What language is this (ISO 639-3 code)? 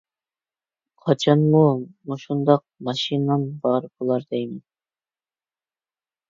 uig